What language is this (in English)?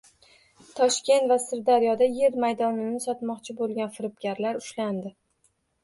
Uzbek